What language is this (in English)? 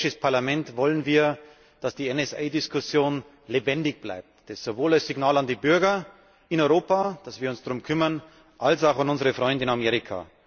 German